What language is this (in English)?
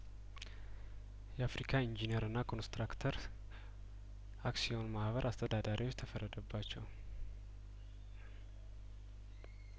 Amharic